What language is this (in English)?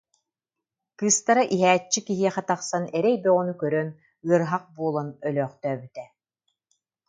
Yakut